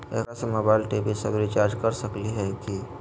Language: Magahi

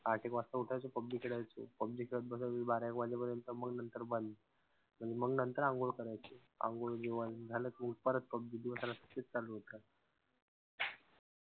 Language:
Marathi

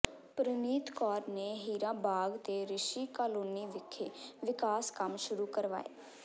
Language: Punjabi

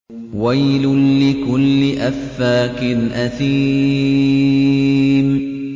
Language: Arabic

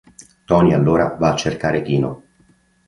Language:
Italian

